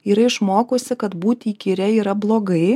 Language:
Lithuanian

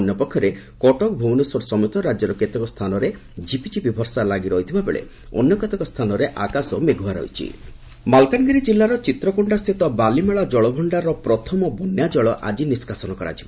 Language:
Odia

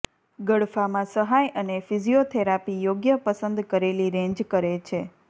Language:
Gujarati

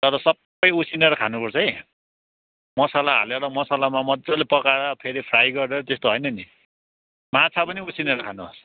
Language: Nepali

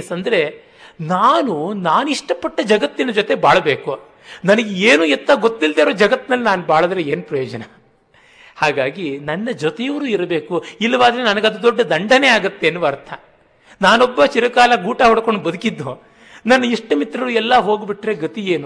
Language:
Kannada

